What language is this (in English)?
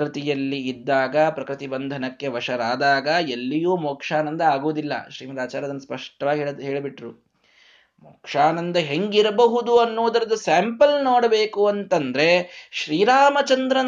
Kannada